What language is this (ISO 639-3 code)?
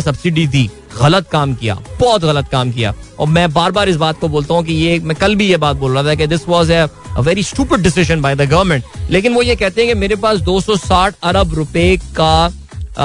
hin